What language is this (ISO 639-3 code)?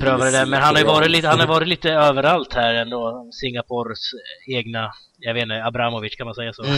swe